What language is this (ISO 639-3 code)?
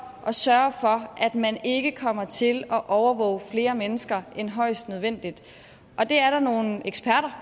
dan